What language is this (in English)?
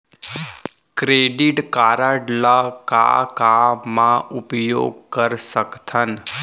Chhattisgarhi